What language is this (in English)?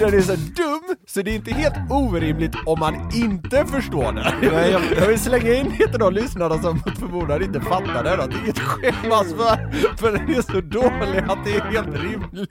Swedish